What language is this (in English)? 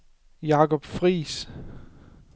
Danish